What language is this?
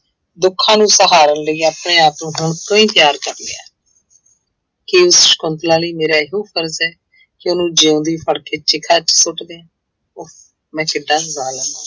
Punjabi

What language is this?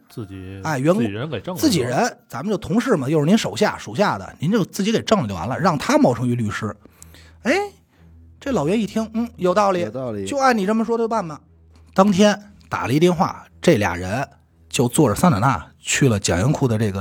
Chinese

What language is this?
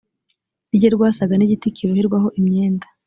Kinyarwanda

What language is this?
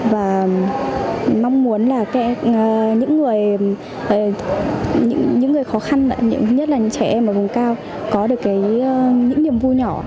Vietnamese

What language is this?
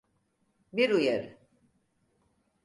Turkish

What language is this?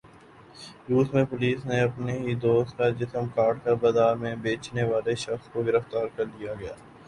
Urdu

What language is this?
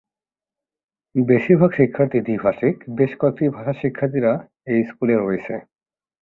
Bangla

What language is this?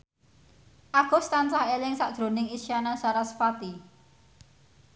Javanese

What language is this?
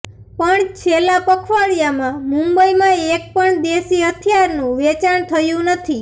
Gujarati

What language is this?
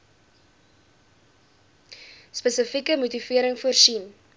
Afrikaans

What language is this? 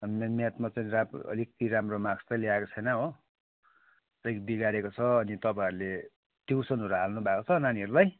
Nepali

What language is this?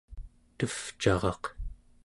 Central Yupik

